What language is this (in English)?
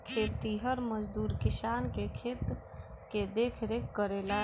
Bhojpuri